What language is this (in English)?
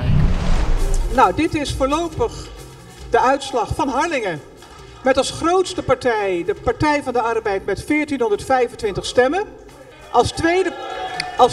Dutch